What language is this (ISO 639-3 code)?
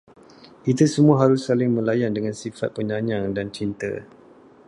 msa